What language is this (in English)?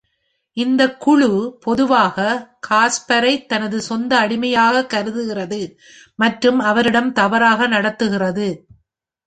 Tamil